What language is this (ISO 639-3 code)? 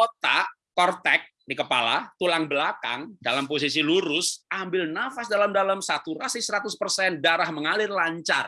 ind